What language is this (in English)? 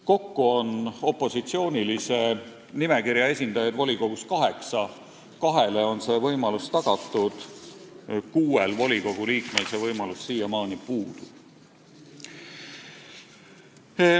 Estonian